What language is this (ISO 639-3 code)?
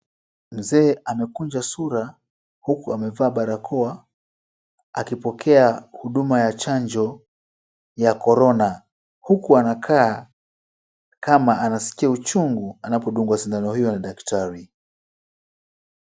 swa